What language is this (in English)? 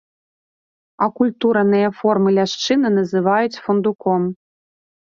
Belarusian